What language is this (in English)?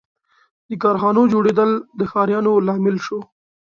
Pashto